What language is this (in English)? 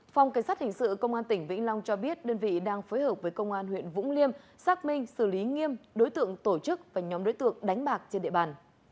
Vietnamese